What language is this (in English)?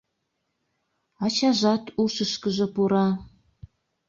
Mari